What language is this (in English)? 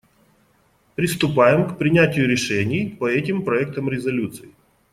Russian